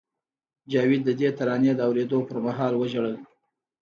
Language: Pashto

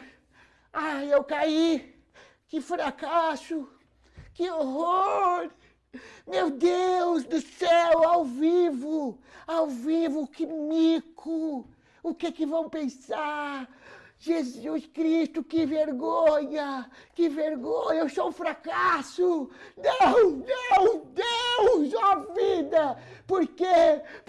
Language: Portuguese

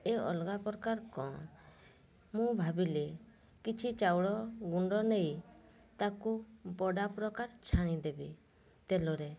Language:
Odia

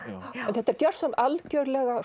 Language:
Icelandic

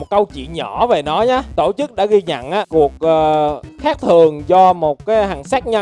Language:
Vietnamese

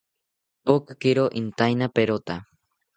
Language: South Ucayali Ashéninka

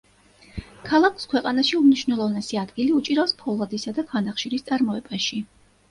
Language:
Georgian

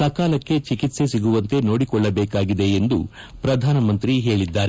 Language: Kannada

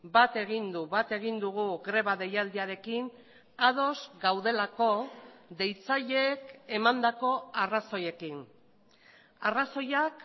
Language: Basque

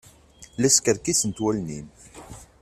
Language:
Kabyle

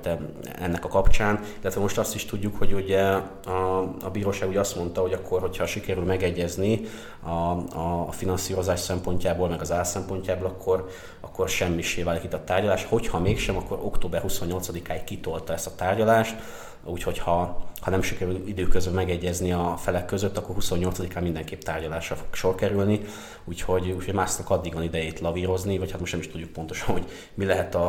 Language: Hungarian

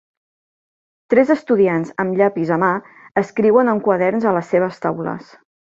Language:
Catalan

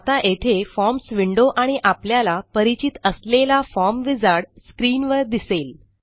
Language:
Marathi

